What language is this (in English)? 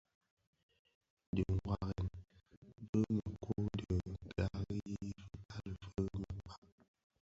Bafia